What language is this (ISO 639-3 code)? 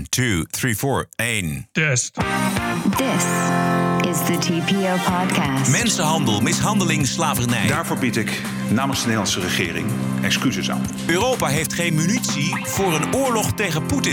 nld